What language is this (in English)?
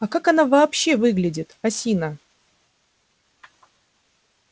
Russian